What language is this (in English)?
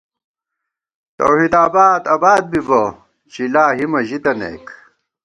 Gawar-Bati